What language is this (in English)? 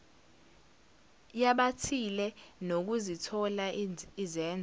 Zulu